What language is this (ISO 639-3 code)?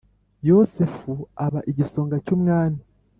kin